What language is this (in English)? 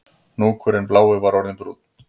Icelandic